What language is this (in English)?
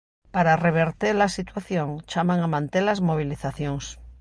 Galician